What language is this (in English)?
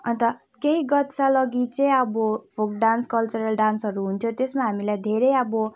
Nepali